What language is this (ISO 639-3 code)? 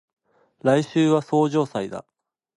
jpn